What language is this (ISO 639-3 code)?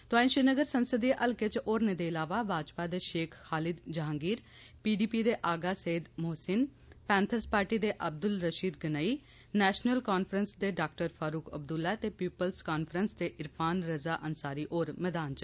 doi